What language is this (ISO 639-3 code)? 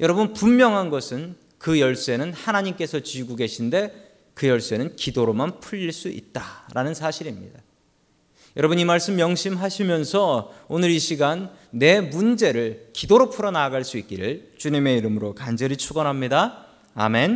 kor